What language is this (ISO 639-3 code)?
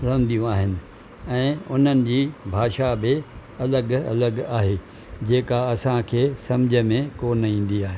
snd